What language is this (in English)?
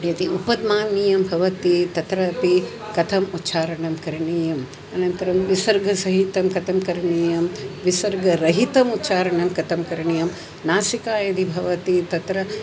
Sanskrit